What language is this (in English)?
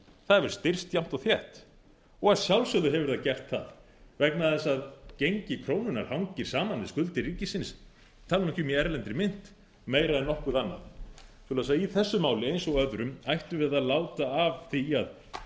Icelandic